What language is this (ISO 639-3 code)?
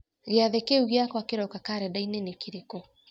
kik